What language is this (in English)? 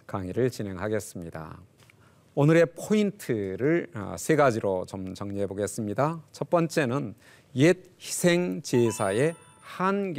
Korean